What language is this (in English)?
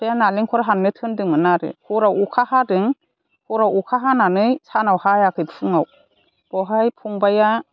Bodo